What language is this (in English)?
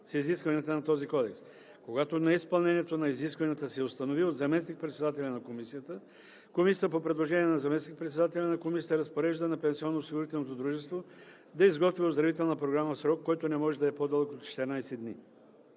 Bulgarian